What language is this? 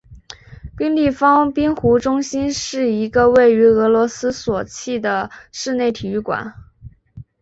Chinese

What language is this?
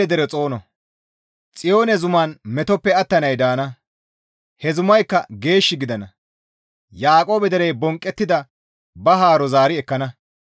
Gamo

